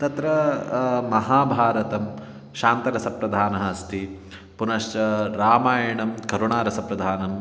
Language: Sanskrit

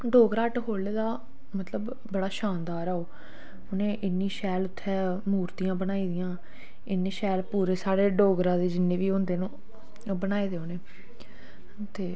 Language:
Dogri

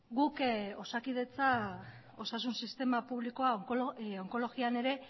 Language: Basque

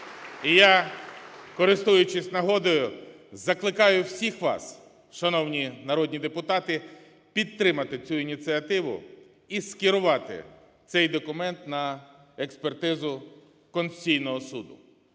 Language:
Ukrainian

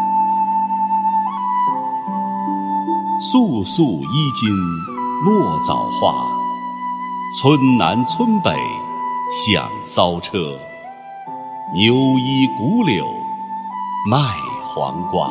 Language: Chinese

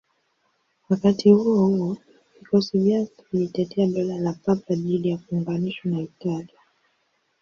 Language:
Swahili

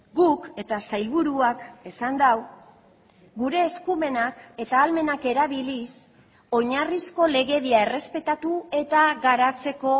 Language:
Basque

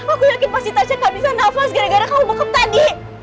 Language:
Indonesian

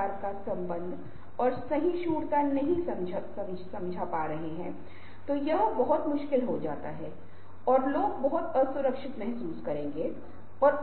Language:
Hindi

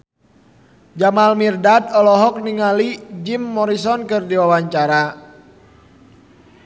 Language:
Sundanese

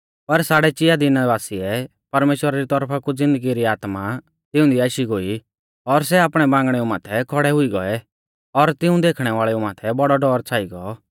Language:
Mahasu Pahari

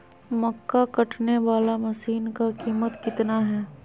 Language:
Magahi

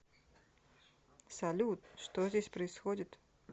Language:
Russian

